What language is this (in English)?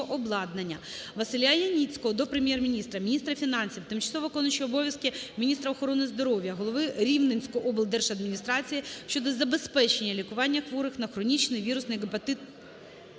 Ukrainian